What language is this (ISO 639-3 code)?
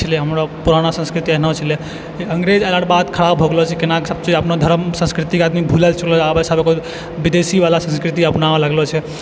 mai